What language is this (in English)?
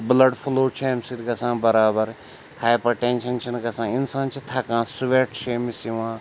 Kashmiri